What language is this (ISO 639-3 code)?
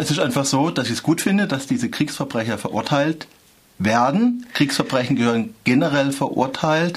deu